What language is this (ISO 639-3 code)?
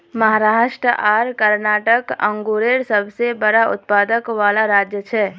mag